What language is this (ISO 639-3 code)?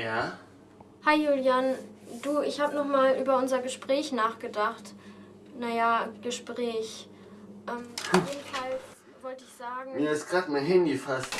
deu